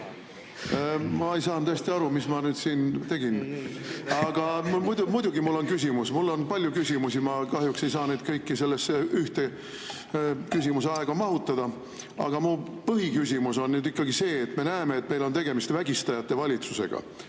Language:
Estonian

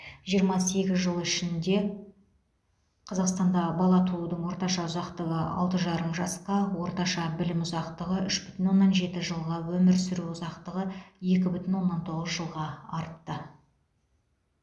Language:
Kazakh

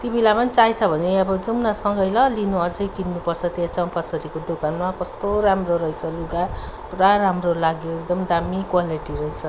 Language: Nepali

